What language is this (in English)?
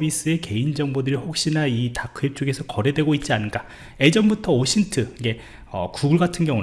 Korean